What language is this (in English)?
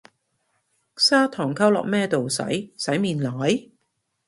Cantonese